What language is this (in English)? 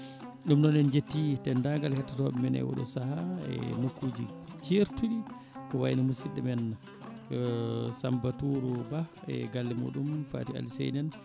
Fula